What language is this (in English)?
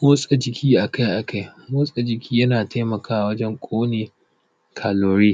Hausa